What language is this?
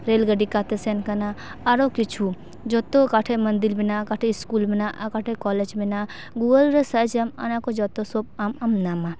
Santali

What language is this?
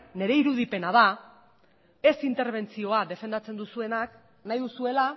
Basque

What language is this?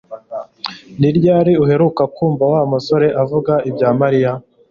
Kinyarwanda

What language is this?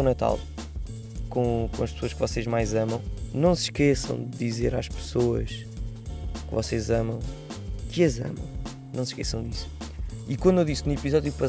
Portuguese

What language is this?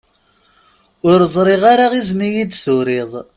Kabyle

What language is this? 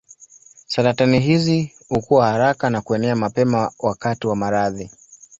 Swahili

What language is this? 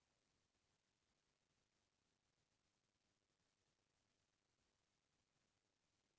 Chhattisgarhi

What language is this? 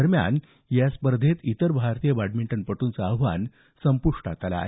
Marathi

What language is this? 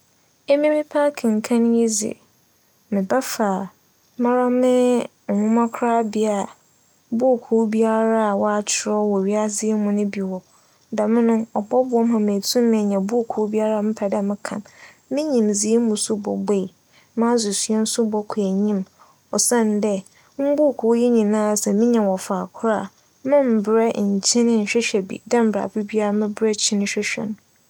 Akan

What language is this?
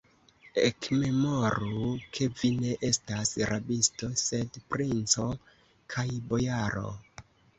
Esperanto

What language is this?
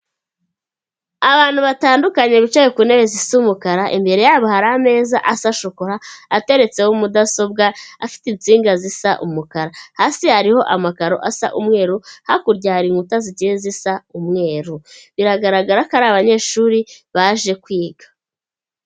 Kinyarwanda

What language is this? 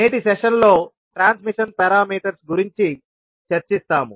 Telugu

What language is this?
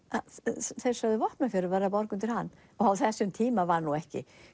Icelandic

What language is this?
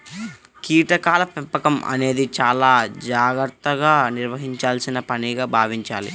Telugu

